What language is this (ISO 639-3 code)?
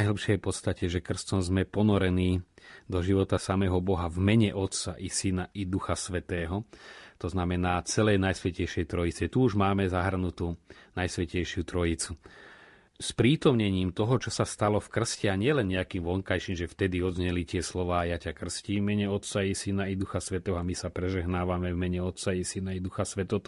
slk